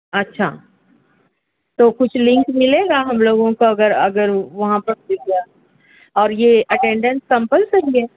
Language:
Urdu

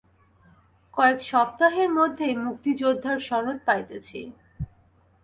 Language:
Bangla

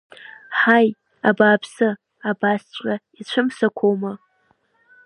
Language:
Abkhazian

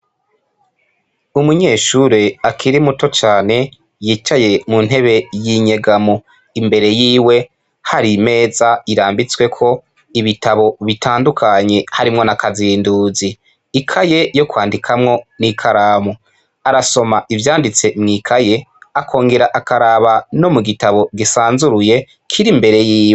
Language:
Rundi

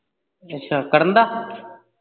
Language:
Punjabi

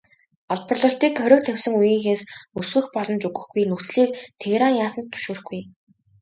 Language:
Mongolian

